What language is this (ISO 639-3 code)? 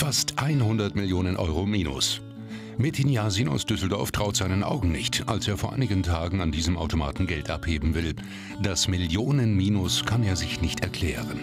deu